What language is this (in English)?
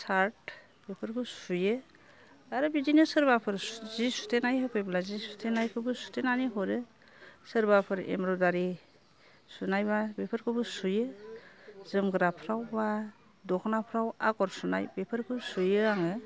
Bodo